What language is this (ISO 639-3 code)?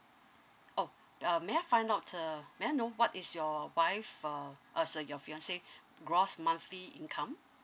eng